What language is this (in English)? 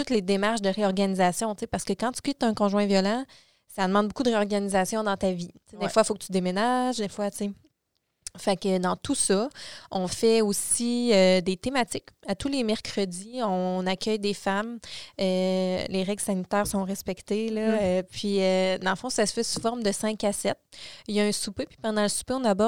French